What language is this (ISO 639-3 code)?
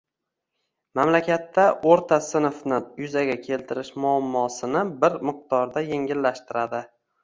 uzb